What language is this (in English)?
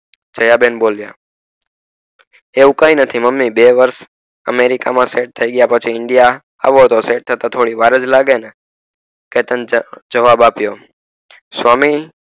Gujarati